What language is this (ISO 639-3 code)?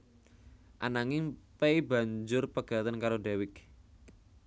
jav